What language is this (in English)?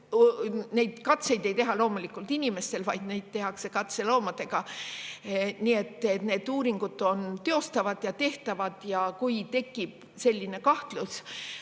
Estonian